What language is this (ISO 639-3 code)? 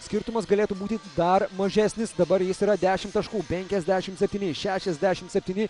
lit